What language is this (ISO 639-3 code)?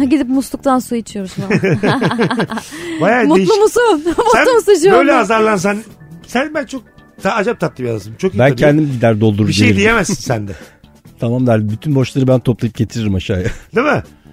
tur